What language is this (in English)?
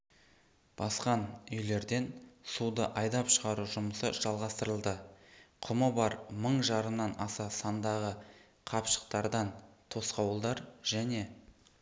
Kazakh